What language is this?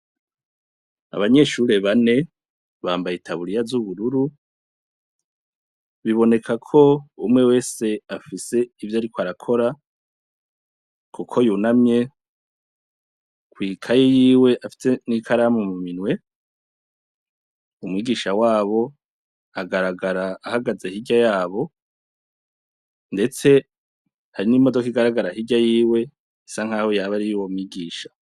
Rundi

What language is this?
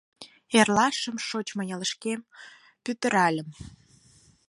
Mari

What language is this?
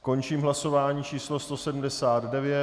Czech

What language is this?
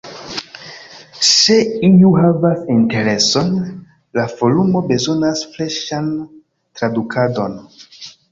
Esperanto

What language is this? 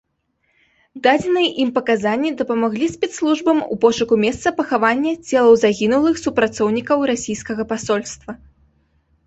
Belarusian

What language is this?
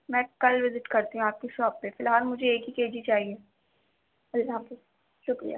Urdu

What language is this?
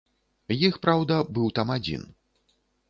Belarusian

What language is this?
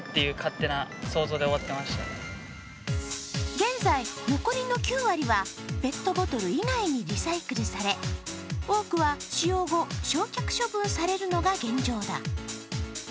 Japanese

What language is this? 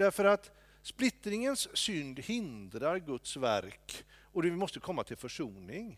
Swedish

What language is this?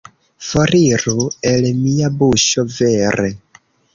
Esperanto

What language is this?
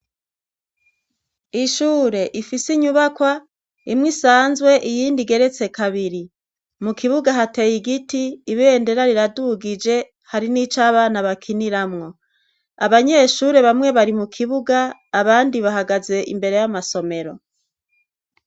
Rundi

